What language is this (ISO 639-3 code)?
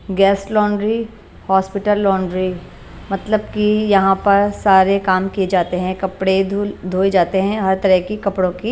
hin